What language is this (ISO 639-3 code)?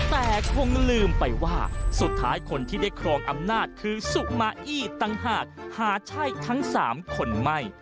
tha